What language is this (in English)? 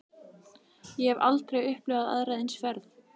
Icelandic